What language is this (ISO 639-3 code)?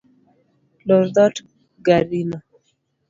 luo